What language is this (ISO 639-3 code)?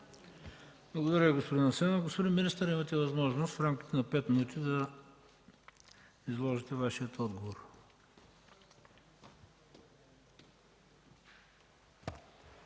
bul